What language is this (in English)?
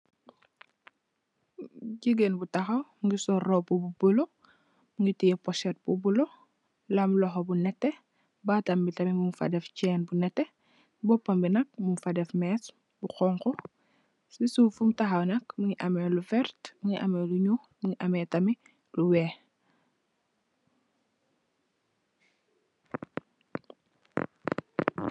Wolof